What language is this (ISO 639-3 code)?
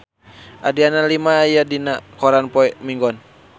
sun